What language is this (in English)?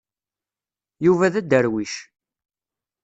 Kabyle